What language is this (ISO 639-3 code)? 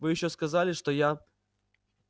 rus